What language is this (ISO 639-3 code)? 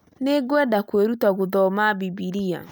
kik